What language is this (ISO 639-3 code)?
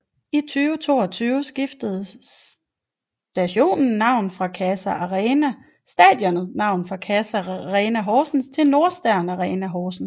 dan